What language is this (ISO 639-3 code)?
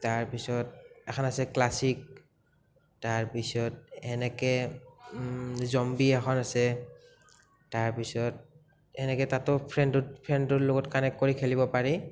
asm